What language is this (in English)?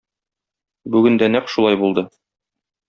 Tatar